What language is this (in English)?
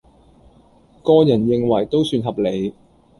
Cantonese